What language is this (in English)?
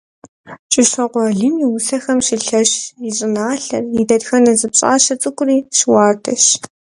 Kabardian